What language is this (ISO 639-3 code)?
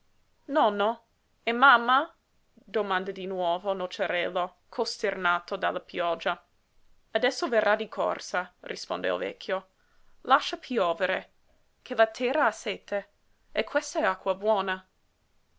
ita